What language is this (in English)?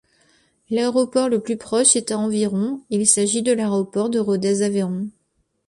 French